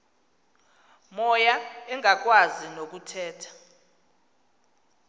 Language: Xhosa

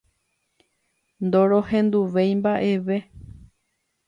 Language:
Guarani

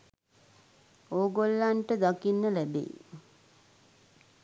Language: Sinhala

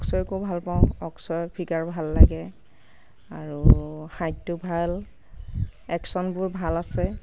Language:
Assamese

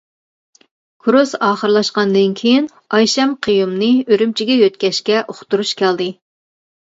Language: Uyghur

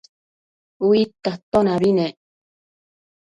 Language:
Matsés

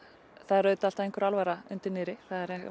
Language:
Icelandic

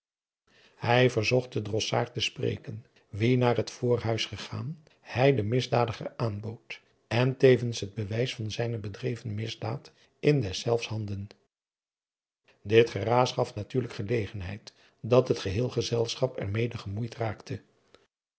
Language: Dutch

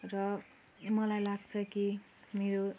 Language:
Nepali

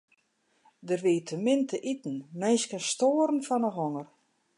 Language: Western Frisian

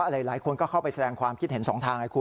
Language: Thai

